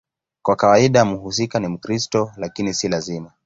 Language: Swahili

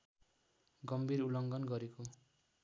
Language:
Nepali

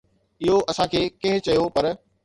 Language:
Sindhi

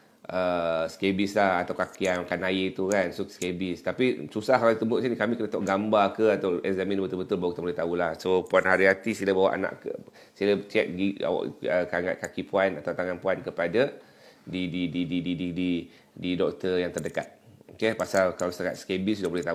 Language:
Malay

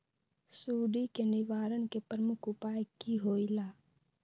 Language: Magahi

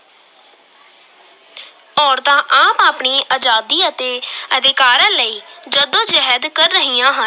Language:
Punjabi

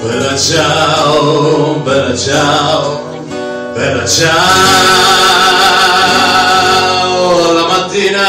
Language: Hebrew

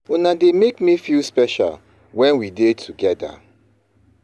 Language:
Nigerian Pidgin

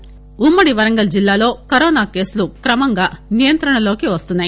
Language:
Telugu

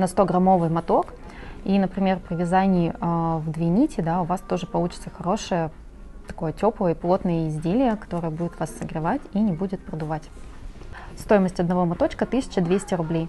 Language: Russian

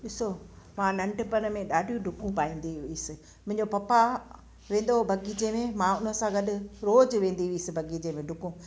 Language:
Sindhi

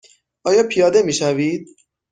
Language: Persian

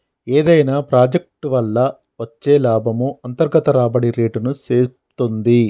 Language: Telugu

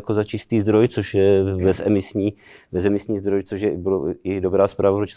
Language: Czech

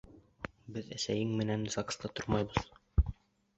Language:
Bashkir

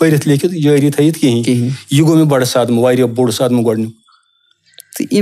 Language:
Romanian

